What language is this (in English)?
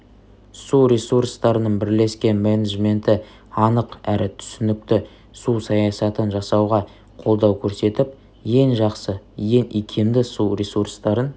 Kazakh